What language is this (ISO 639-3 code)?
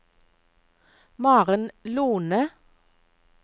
nor